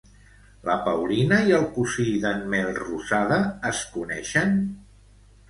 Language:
Catalan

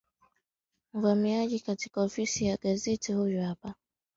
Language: Swahili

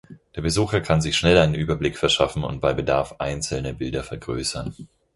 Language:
German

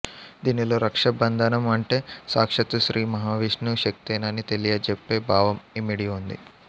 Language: Telugu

